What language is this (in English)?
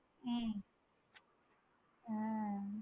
Tamil